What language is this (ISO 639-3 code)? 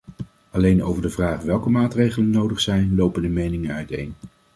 nld